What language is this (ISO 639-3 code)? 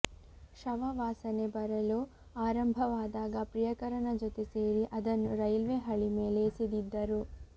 kan